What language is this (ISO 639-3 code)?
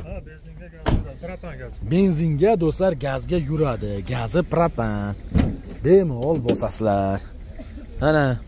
tur